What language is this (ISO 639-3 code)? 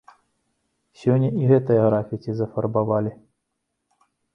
bel